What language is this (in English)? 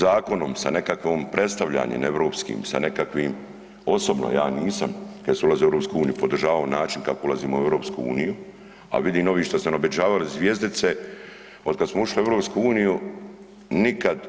Croatian